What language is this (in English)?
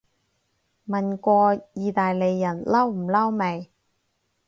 Cantonese